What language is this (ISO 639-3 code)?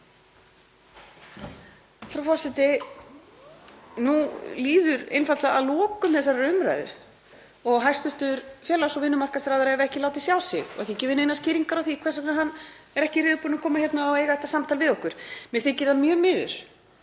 isl